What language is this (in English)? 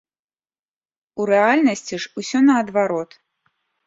Belarusian